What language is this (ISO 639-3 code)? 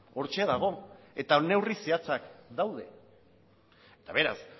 eus